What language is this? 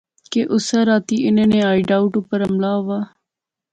Pahari-Potwari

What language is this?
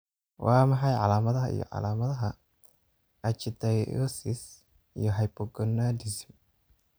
Somali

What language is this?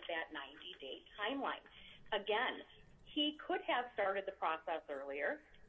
English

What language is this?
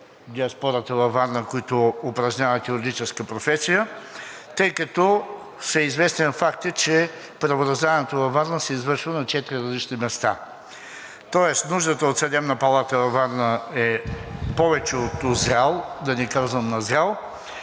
Bulgarian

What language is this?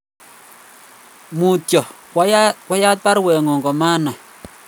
Kalenjin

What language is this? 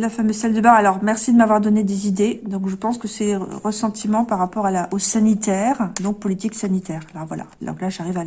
French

